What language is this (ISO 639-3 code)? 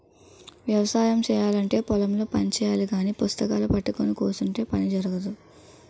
tel